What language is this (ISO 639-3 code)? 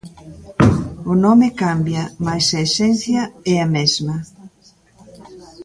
glg